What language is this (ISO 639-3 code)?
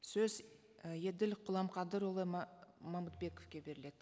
kaz